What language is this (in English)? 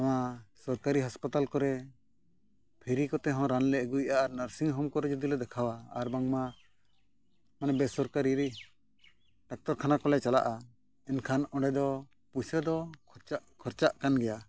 Santali